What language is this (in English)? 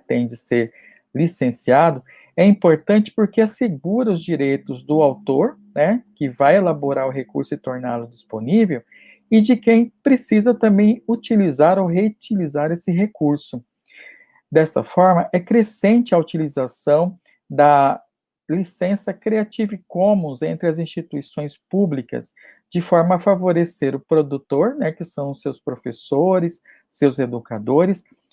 Portuguese